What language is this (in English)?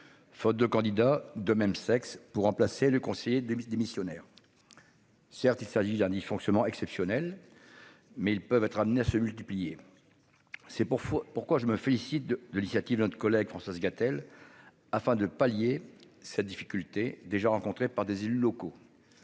French